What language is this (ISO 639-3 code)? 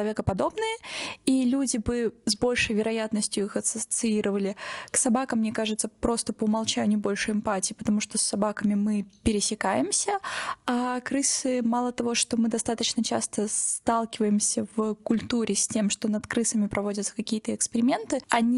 rus